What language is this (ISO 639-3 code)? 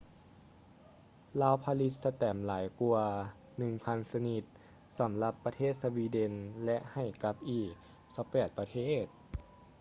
lao